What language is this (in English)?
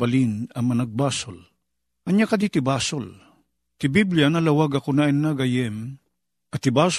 Filipino